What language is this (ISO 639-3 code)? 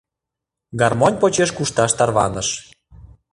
chm